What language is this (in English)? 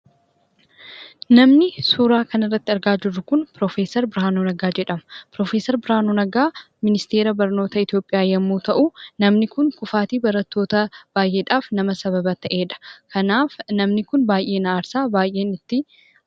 Oromo